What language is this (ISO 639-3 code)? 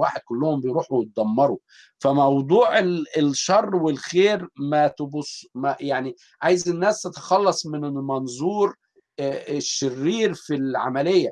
ara